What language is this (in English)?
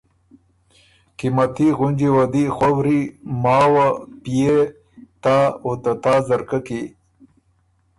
Ormuri